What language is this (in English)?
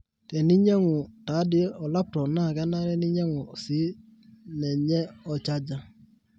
Masai